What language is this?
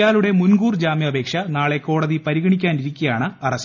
Malayalam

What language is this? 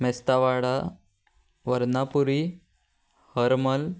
Konkani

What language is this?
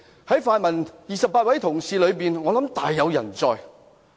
Cantonese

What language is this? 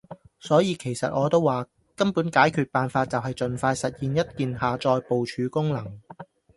Cantonese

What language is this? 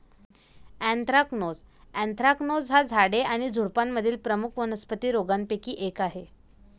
Marathi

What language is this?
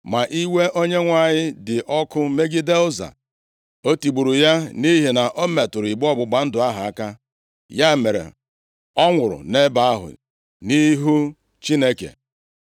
Igbo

